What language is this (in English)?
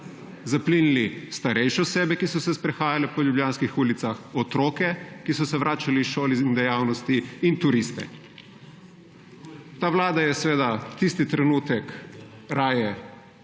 Slovenian